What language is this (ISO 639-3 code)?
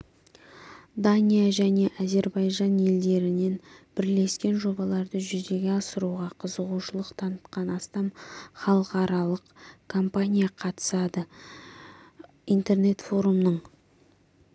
kaz